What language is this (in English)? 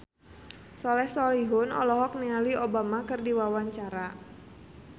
Sundanese